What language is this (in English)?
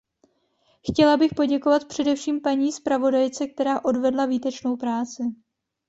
Czech